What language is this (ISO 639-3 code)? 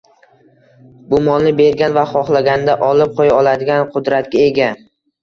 uzb